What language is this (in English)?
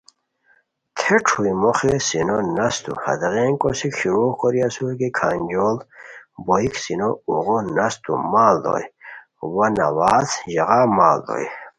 Khowar